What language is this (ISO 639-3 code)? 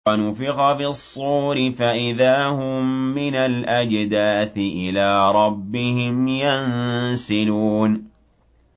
ara